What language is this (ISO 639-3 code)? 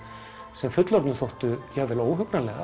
isl